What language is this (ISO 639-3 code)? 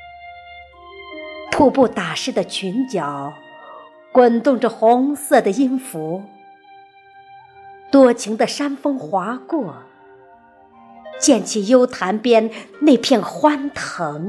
zho